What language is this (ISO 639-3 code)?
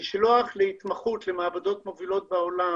heb